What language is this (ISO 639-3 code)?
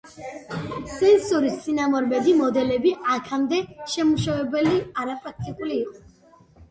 kat